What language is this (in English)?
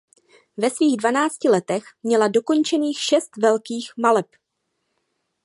Czech